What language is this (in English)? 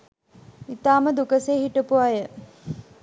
Sinhala